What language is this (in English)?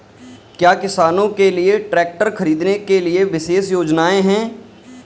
Hindi